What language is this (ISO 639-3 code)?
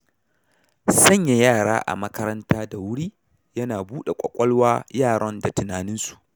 hau